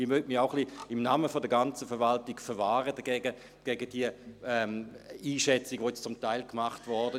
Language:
Swiss German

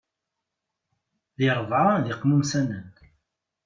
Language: Kabyle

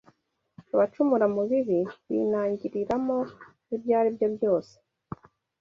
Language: Kinyarwanda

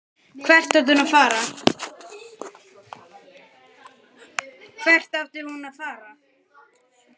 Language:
Icelandic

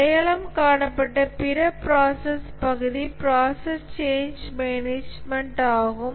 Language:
Tamil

